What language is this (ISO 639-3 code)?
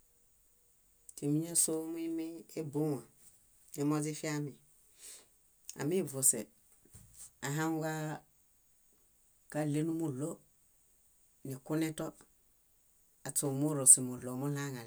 bda